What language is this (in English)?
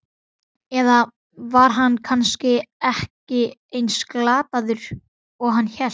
Icelandic